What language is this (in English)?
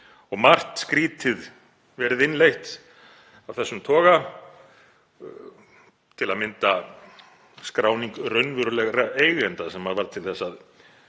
Icelandic